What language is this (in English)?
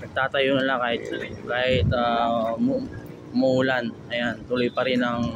Filipino